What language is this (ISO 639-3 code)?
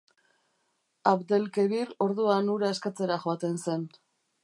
eus